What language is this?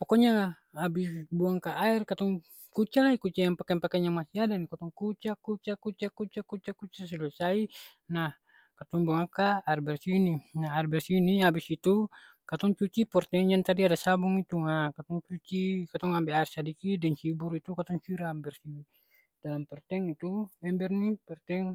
Ambonese Malay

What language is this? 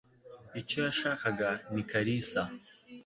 Kinyarwanda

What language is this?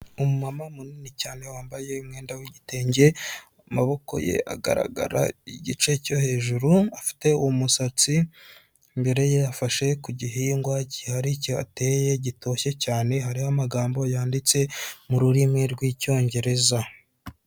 Kinyarwanda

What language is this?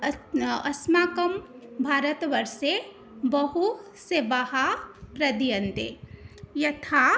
Sanskrit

